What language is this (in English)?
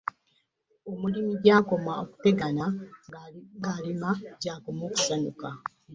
Ganda